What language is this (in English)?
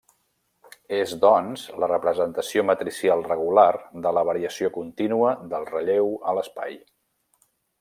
Catalan